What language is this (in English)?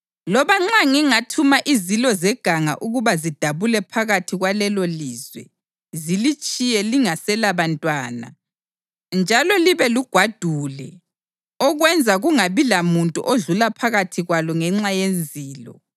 North Ndebele